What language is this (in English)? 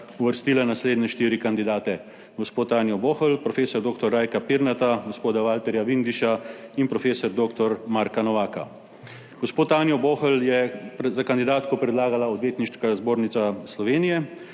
Slovenian